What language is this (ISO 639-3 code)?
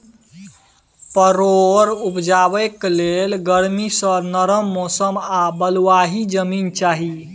mai